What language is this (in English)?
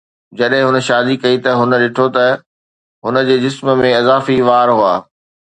Sindhi